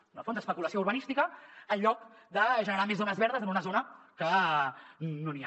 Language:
Catalan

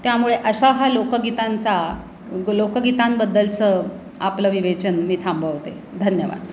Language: Marathi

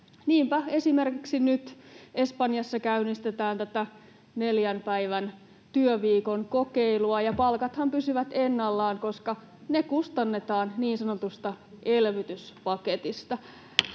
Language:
Finnish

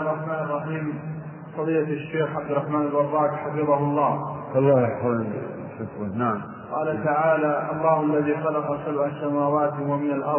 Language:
Arabic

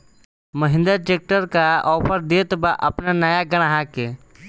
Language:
Bhojpuri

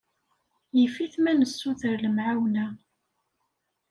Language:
Kabyle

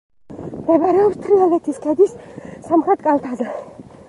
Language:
Georgian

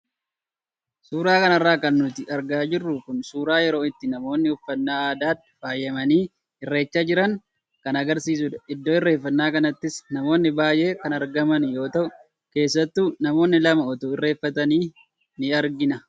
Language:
Oromo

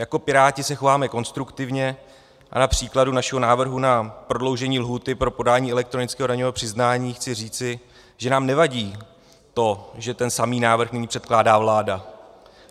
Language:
Czech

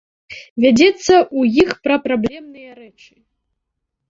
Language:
Belarusian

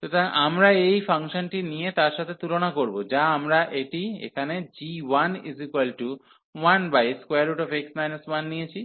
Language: Bangla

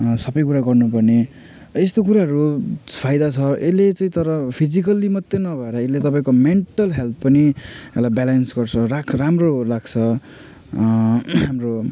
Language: Nepali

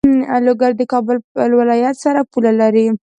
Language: Pashto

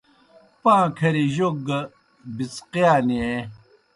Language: Kohistani Shina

